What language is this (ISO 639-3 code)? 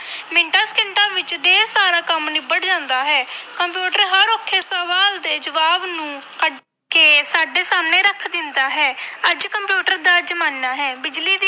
pan